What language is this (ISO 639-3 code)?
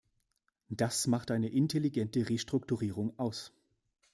deu